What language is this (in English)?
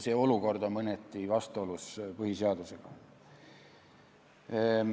Estonian